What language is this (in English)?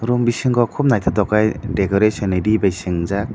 Kok Borok